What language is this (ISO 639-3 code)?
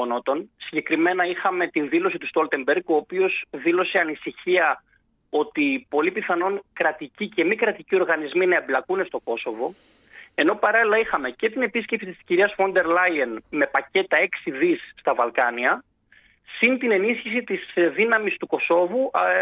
ell